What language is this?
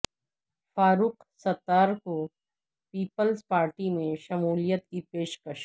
Urdu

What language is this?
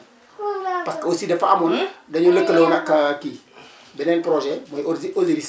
Wolof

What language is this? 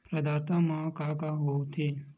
Chhattisgarhi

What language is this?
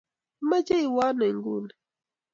Kalenjin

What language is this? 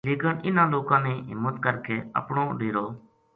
Gujari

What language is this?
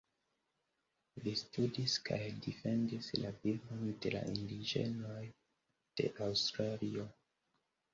Esperanto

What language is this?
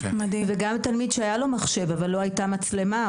Hebrew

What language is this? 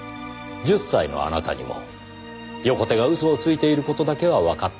Japanese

